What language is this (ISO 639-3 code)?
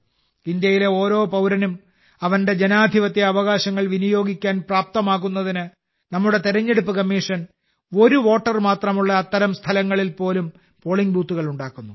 mal